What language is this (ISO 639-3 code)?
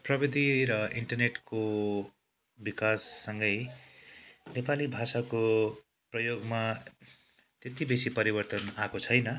nep